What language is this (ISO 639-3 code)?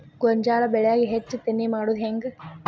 kan